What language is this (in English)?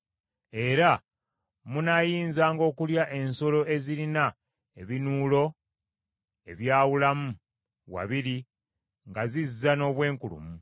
Ganda